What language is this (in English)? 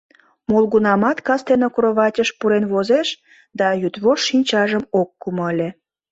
Mari